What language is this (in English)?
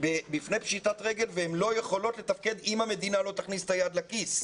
Hebrew